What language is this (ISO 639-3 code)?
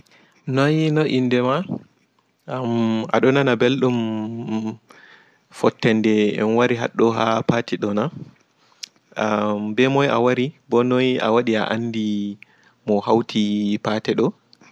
ful